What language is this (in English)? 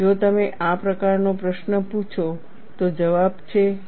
Gujarati